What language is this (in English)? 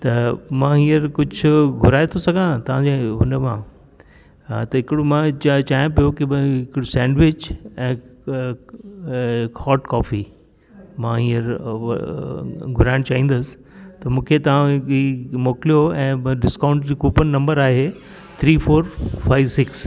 Sindhi